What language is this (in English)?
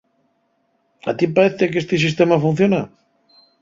Asturian